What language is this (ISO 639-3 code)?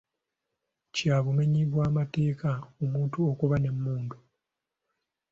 lug